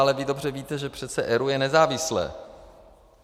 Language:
Czech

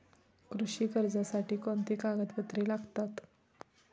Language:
Marathi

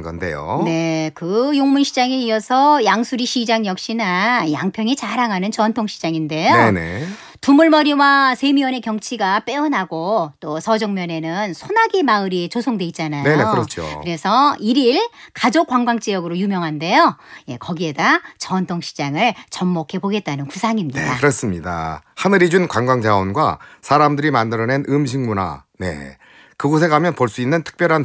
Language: Korean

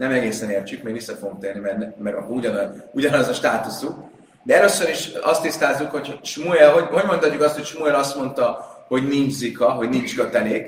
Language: Hungarian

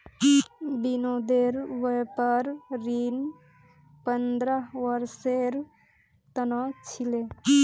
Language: Magahi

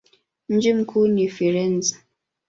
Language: Swahili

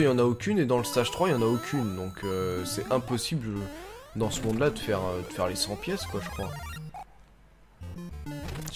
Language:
French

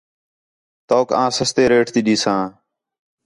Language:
Khetrani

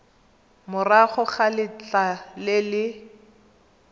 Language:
Tswana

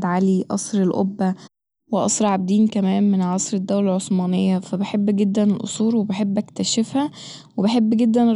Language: Egyptian Arabic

